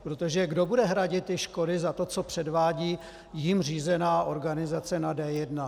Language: Czech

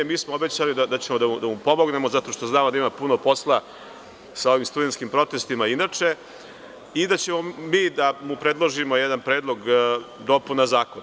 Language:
Serbian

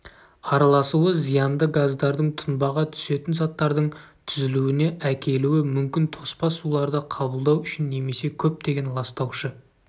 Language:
Kazakh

